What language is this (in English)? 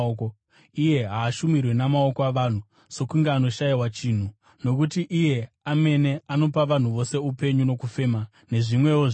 Shona